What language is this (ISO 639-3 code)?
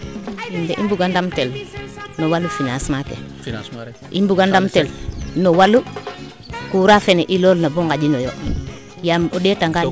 srr